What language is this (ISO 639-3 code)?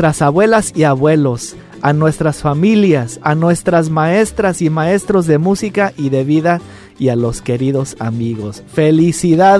spa